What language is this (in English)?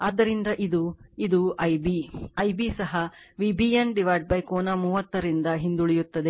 Kannada